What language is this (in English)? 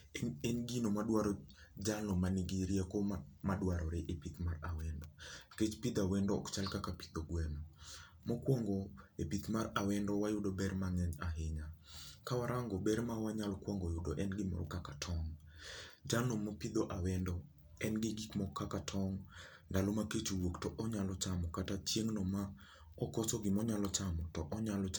Luo (Kenya and Tanzania)